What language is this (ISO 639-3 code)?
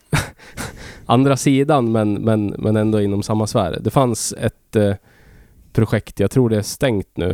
swe